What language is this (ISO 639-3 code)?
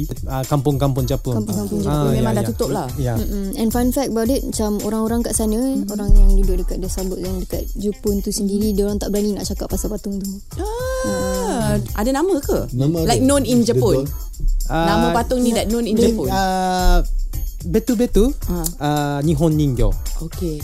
msa